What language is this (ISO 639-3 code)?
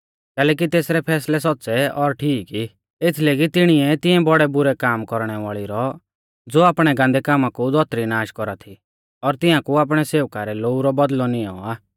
bfz